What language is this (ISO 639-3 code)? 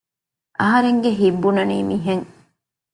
div